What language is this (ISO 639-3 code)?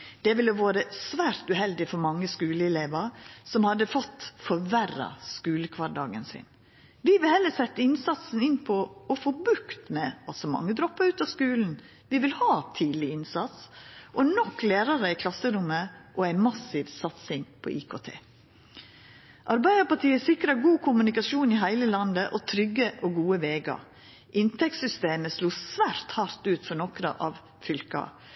nno